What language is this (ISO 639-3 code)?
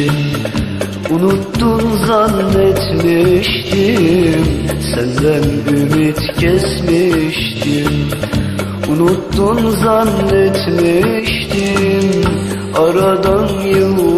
tur